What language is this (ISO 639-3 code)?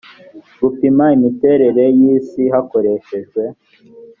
kin